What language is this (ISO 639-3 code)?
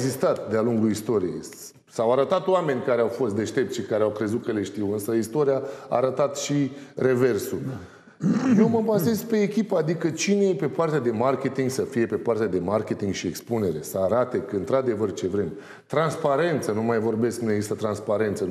ron